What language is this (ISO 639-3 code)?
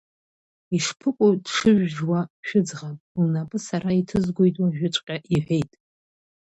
abk